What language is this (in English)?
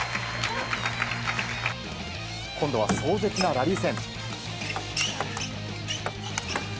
Japanese